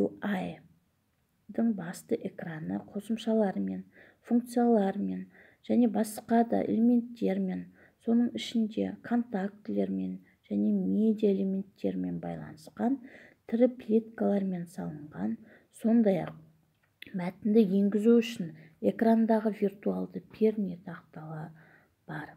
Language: Russian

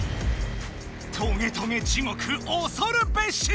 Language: Japanese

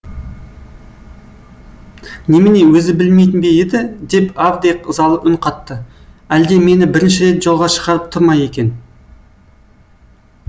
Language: Kazakh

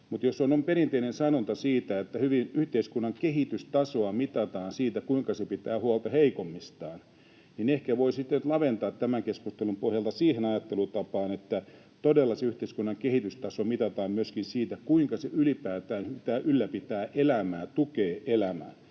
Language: Finnish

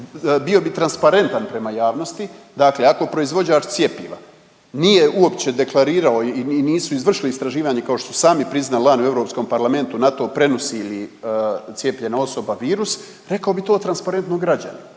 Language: Croatian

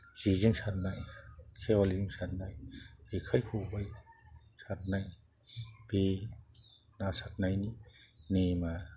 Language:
Bodo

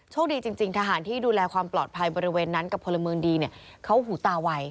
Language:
Thai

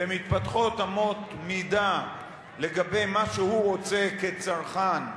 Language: Hebrew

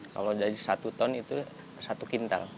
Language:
Indonesian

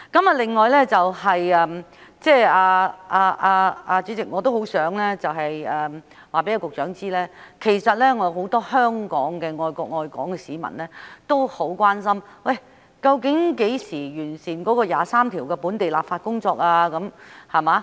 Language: Cantonese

